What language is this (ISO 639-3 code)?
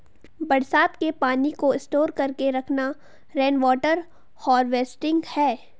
hin